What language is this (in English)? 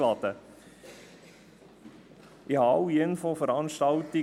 Swiss German